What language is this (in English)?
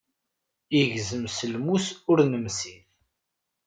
Kabyle